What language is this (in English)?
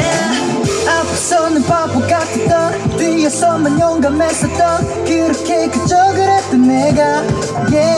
Korean